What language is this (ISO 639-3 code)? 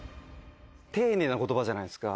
jpn